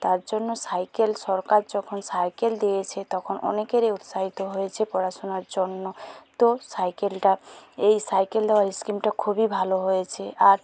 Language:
Bangla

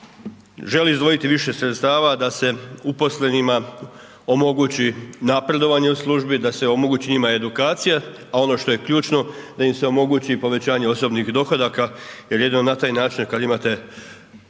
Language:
Croatian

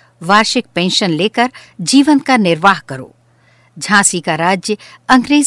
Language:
Hindi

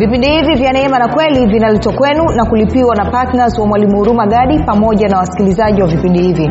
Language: Swahili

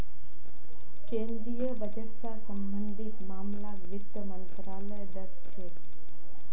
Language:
Magahi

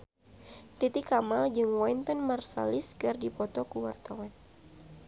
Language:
Sundanese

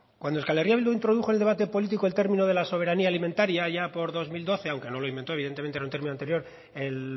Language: Spanish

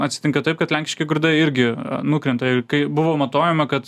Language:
Lithuanian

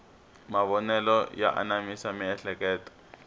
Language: Tsonga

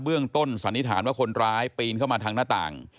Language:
Thai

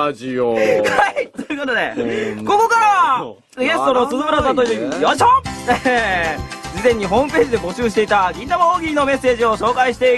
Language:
Japanese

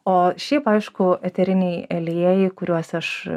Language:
Lithuanian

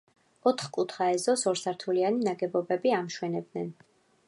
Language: Georgian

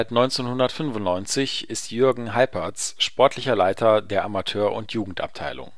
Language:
German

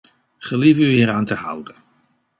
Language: Dutch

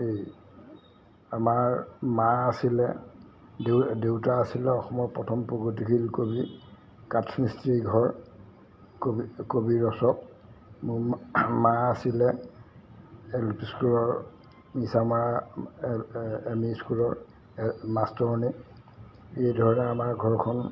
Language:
Assamese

